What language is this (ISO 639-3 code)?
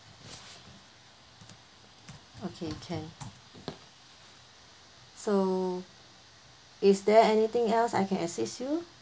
eng